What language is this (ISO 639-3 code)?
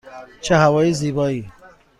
fas